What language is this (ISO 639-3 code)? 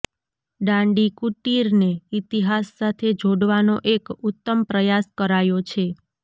guj